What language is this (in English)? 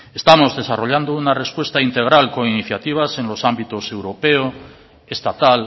Spanish